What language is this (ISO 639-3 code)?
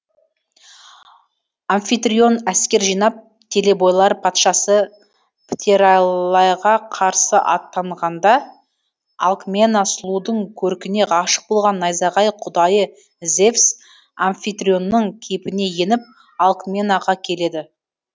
kaz